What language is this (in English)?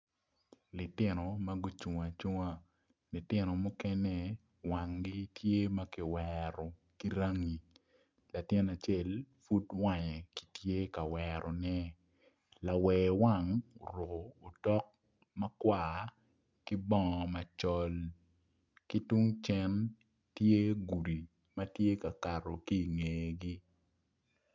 Acoli